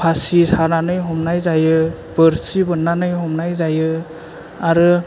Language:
Bodo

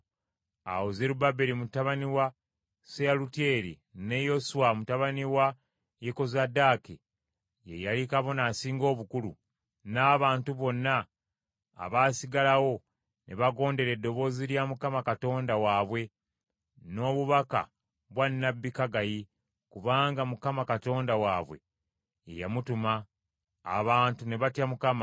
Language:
Ganda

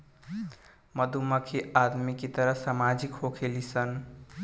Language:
Bhojpuri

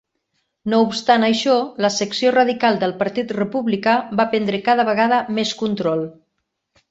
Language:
Catalan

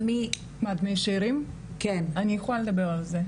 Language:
Hebrew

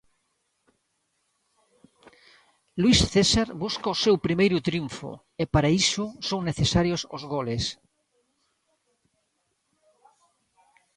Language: Galician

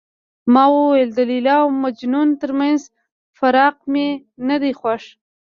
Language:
Pashto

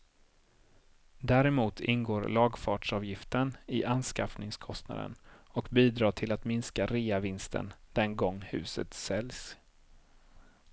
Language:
Swedish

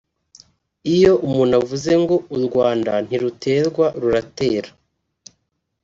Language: Kinyarwanda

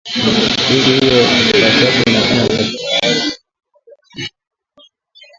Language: Swahili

